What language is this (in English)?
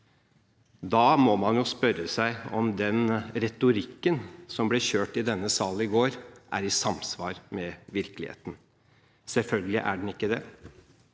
Norwegian